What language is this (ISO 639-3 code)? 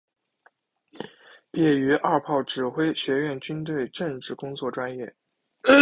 zho